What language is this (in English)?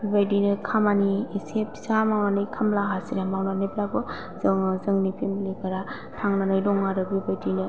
Bodo